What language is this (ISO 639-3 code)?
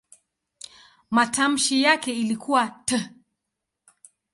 swa